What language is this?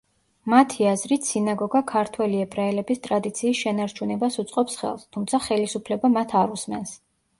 Georgian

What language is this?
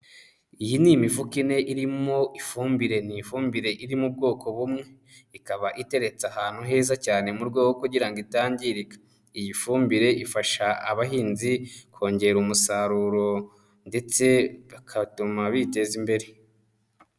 Kinyarwanda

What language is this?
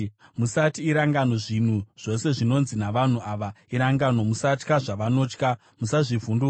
Shona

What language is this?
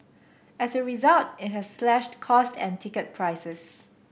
English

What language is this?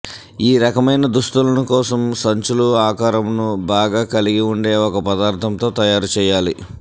Telugu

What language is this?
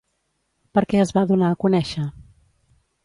Catalan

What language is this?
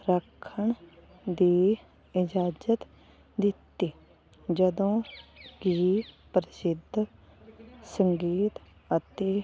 Punjabi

